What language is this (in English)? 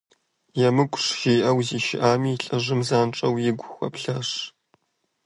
Kabardian